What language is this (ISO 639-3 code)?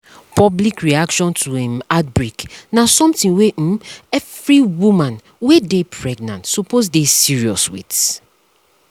pcm